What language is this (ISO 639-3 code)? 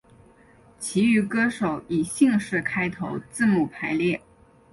zho